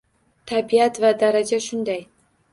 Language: Uzbek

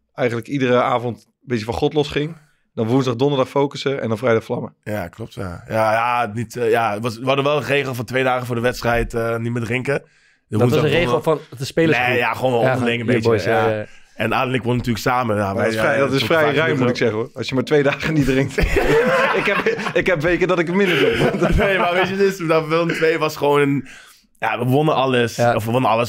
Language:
Dutch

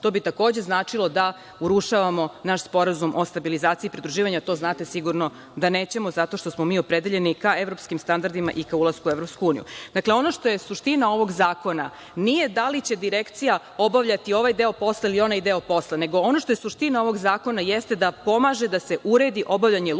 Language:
Serbian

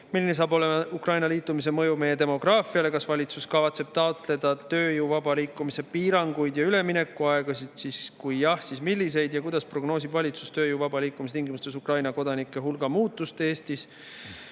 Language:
Estonian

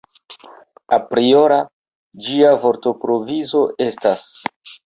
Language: Esperanto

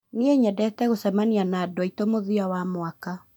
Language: Kikuyu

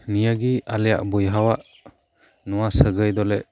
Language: Santali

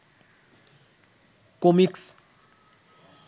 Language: Bangla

